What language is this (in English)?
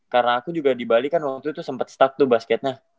Indonesian